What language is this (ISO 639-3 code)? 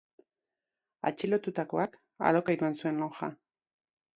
eus